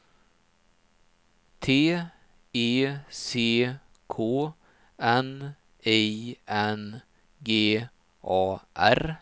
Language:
Swedish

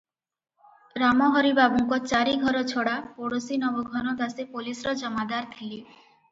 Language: Odia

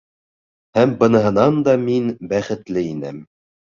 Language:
Bashkir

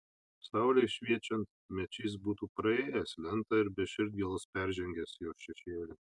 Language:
Lithuanian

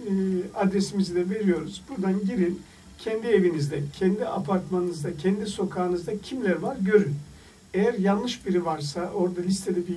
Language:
Turkish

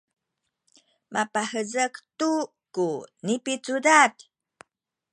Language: Sakizaya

